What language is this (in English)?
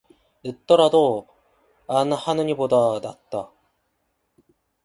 Korean